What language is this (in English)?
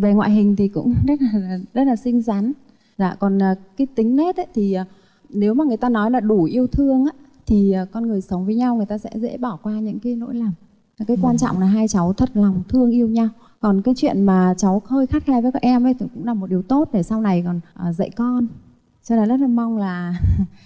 Vietnamese